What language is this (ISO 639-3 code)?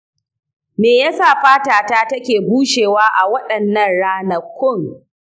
hau